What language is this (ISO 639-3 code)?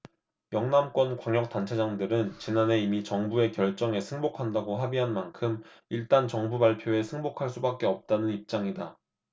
kor